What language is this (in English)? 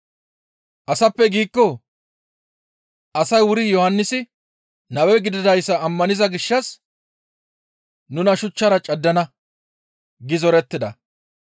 Gamo